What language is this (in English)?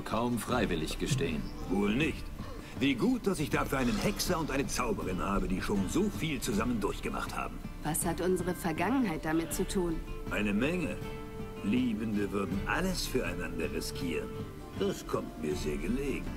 German